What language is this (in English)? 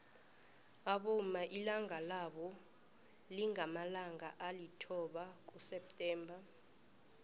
South Ndebele